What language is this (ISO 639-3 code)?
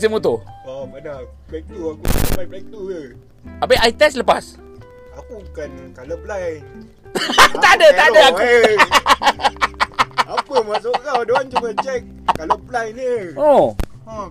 msa